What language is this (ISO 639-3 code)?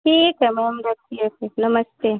hin